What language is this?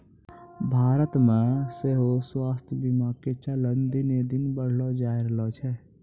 Maithili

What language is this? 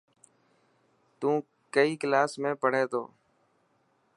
Dhatki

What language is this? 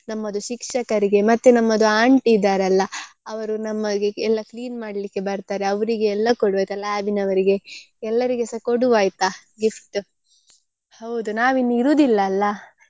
Kannada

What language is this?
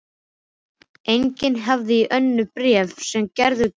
Icelandic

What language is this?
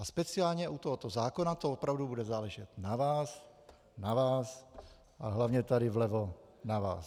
Czech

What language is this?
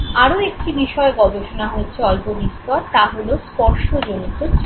Bangla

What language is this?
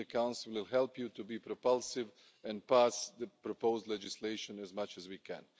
English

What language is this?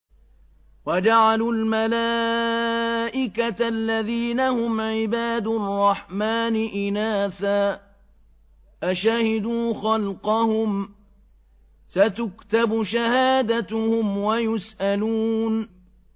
Arabic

